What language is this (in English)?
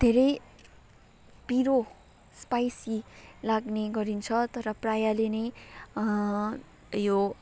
Nepali